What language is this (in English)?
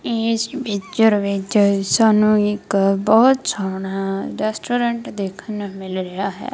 Punjabi